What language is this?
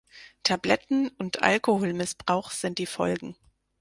German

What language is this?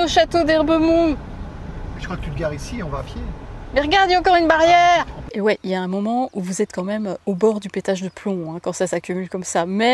French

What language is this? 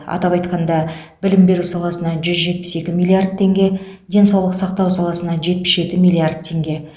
Kazakh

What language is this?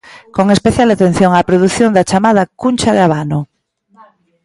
Galician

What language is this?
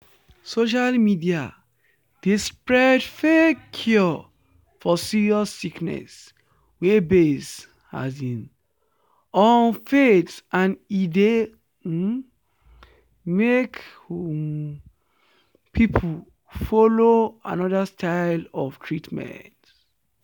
Nigerian Pidgin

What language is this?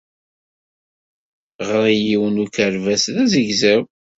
Kabyle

